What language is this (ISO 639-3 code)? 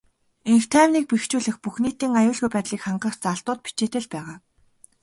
mon